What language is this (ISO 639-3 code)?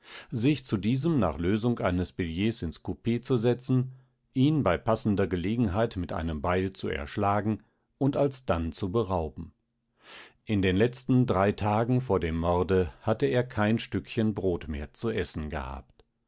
deu